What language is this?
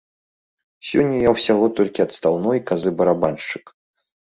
Belarusian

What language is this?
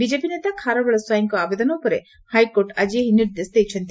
Odia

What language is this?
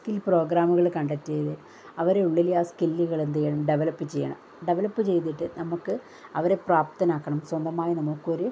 Malayalam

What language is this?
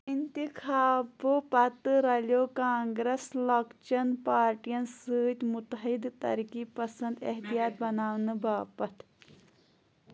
Kashmiri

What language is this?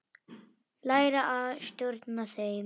Icelandic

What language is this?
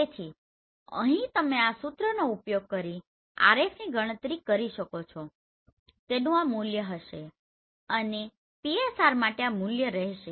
Gujarati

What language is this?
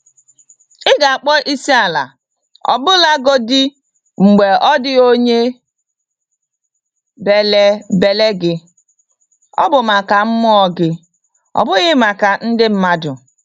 Igbo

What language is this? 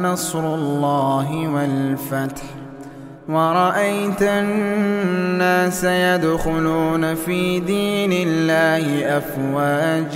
Arabic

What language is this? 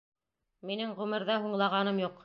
Bashkir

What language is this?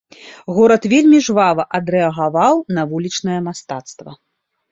Belarusian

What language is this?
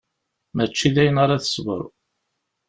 Kabyle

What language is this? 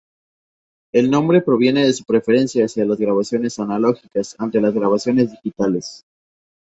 Spanish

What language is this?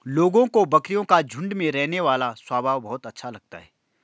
Hindi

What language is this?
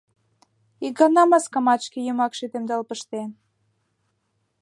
Mari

